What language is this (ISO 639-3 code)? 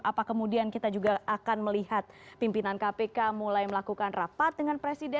ind